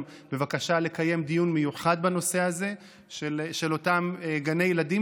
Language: Hebrew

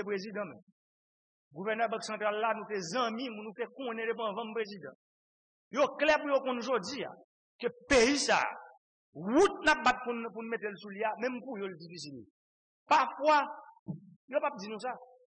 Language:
French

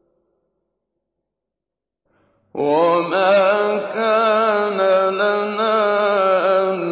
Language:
Arabic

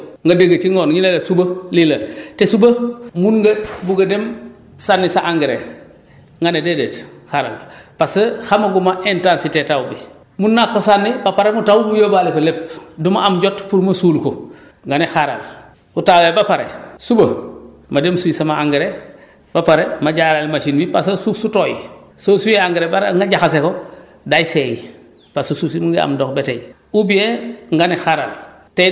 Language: Wolof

